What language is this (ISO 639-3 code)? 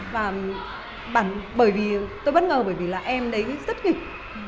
vie